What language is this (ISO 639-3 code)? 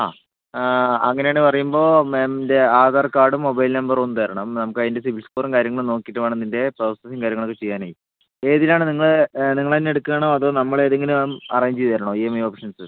mal